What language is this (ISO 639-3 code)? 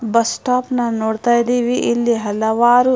kan